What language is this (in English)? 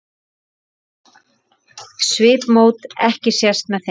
Icelandic